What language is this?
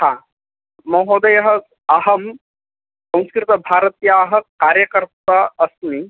Sanskrit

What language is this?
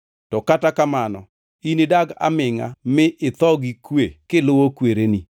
Luo (Kenya and Tanzania)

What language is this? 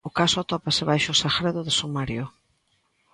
Galician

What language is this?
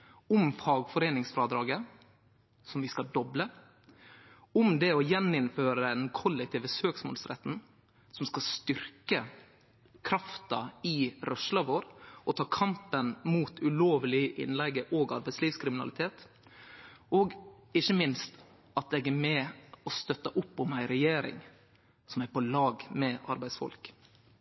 Norwegian Nynorsk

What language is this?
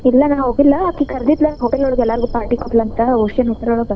Kannada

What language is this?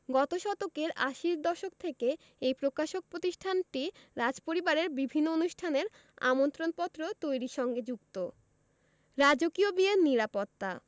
Bangla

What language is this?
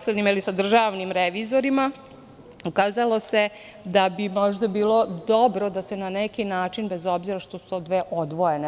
Serbian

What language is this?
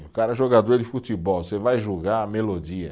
Portuguese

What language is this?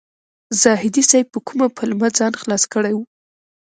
Pashto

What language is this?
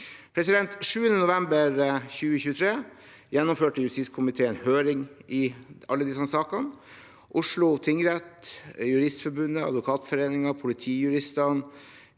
Norwegian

